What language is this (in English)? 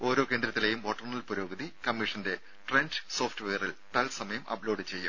Malayalam